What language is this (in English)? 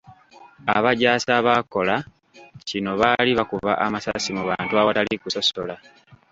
Ganda